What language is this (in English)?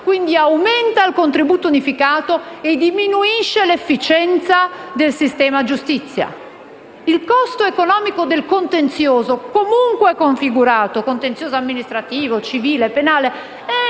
Italian